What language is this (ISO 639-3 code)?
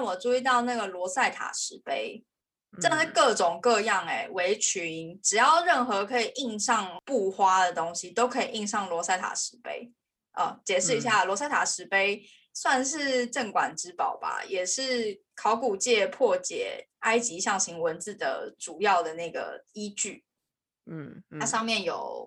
zho